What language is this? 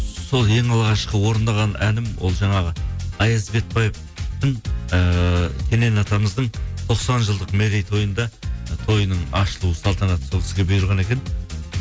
Kazakh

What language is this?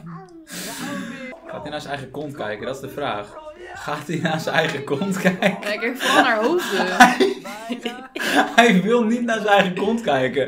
Dutch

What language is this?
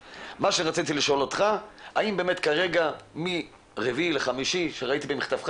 Hebrew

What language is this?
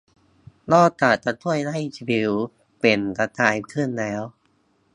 Thai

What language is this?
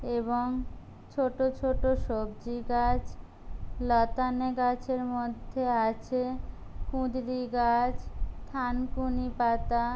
Bangla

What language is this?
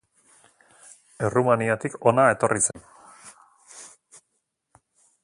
Basque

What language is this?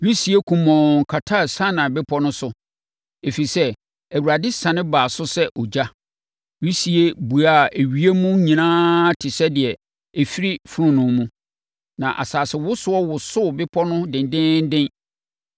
Akan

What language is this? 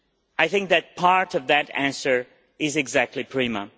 English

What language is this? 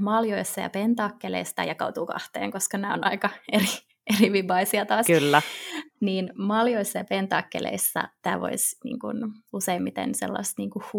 Finnish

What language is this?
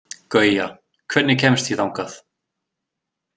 Icelandic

